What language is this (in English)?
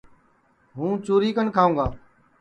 Sansi